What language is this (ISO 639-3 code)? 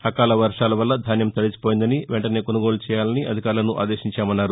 tel